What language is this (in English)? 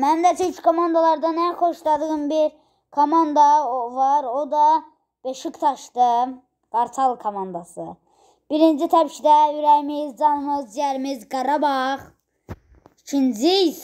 Turkish